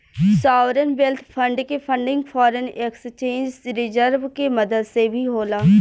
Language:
Bhojpuri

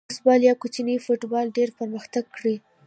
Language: Pashto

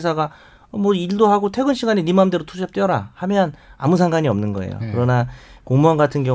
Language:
Korean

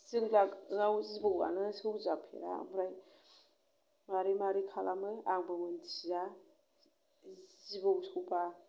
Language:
Bodo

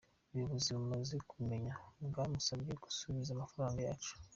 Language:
Kinyarwanda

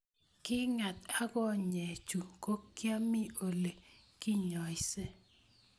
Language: Kalenjin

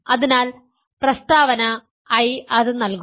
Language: Malayalam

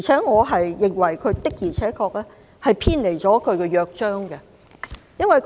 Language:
Cantonese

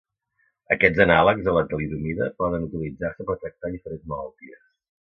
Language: Catalan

